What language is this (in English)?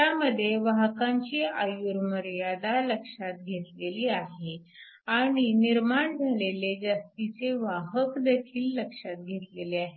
Marathi